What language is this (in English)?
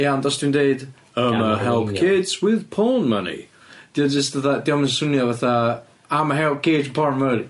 Welsh